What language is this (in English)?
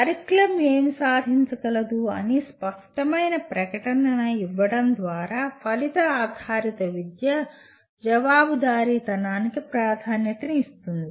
Telugu